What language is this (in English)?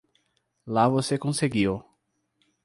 Portuguese